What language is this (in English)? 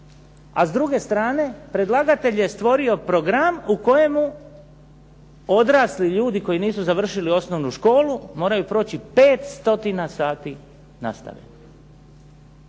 Croatian